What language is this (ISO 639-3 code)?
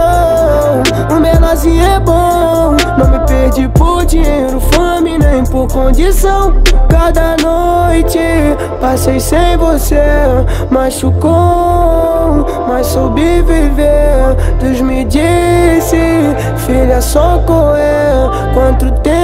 por